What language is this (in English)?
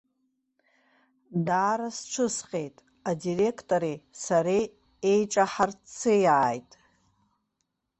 Abkhazian